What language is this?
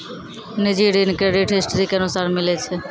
Maithili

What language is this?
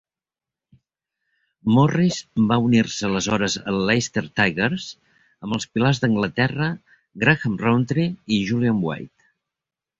Catalan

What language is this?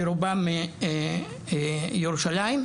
Hebrew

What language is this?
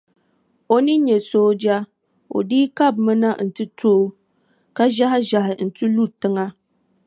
Dagbani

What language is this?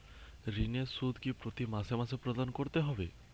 Bangla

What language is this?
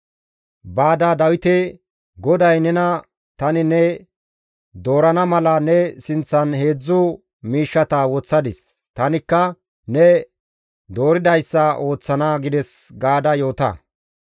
Gamo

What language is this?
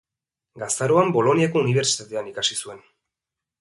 Basque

